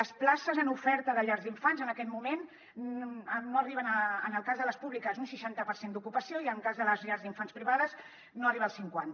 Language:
Catalan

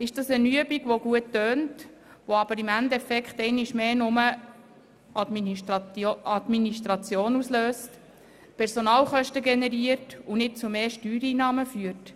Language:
Swiss German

